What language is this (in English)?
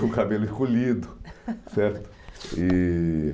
Portuguese